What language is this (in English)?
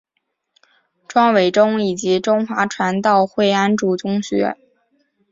Chinese